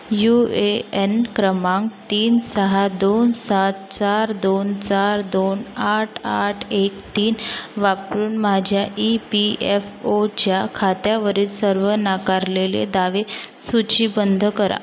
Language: Marathi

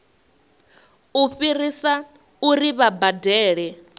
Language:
Venda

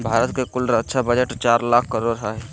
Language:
Magahi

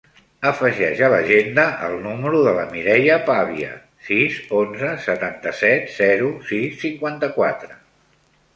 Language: Catalan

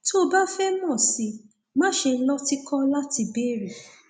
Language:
Yoruba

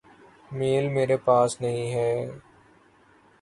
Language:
Urdu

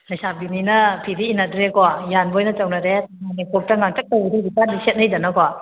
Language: Manipuri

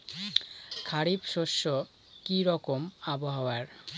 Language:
Bangla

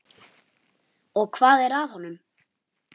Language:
Icelandic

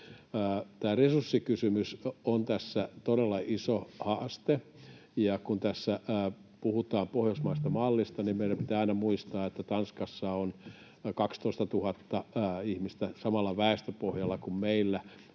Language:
Finnish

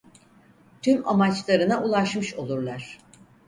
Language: Turkish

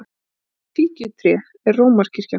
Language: Icelandic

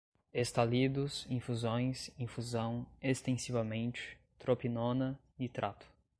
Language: Portuguese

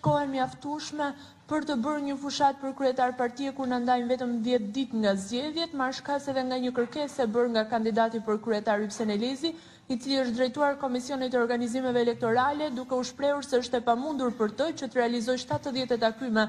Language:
Romanian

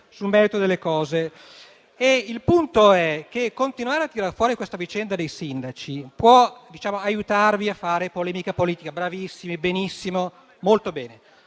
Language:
Italian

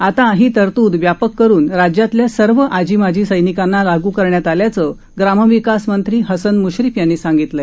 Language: Marathi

